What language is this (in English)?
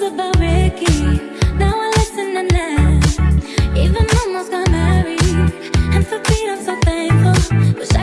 Portuguese